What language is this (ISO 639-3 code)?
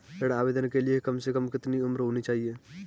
hin